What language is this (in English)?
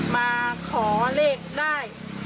Thai